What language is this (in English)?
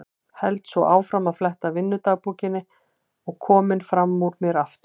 Icelandic